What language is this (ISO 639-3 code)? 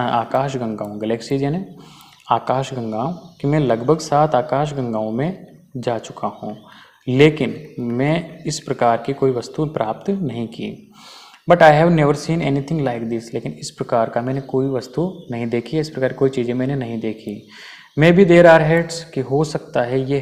hin